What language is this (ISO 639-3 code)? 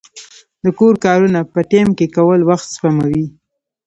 pus